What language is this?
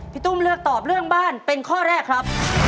Thai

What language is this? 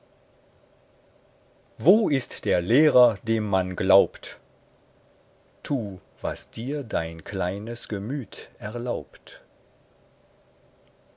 German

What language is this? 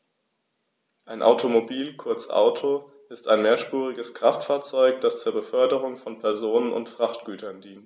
German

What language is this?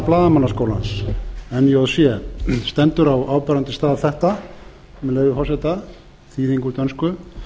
Icelandic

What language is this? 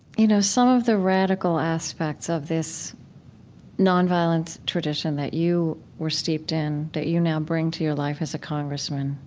English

